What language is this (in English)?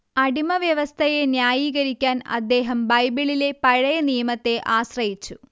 Malayalam